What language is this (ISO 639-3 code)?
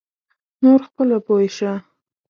pus